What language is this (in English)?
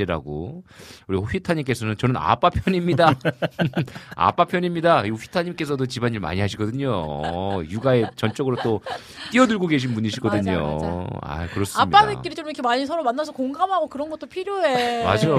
Korean